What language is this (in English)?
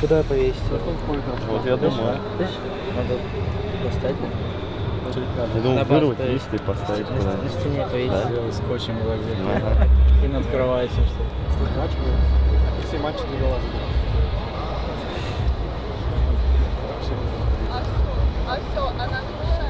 Russian